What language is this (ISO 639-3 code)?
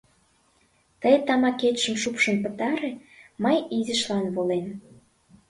chm